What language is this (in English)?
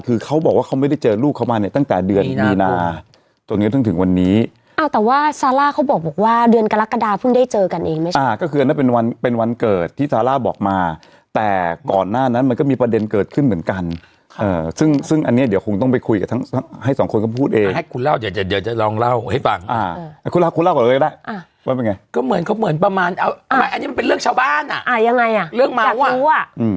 Thai